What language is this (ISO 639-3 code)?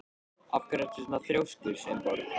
isl